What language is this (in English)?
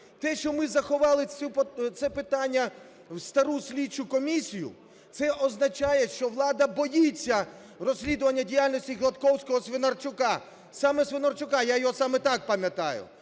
Ukrainian